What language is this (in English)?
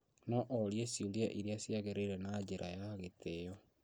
Kikuyu